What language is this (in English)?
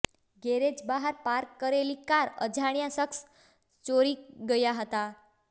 Gujarati